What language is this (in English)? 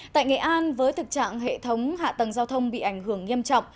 Vietnamese